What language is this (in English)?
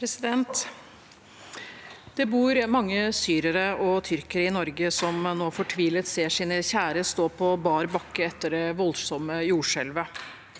Norwegian